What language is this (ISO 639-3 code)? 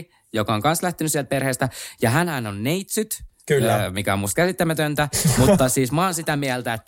fin